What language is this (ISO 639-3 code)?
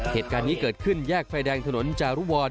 tha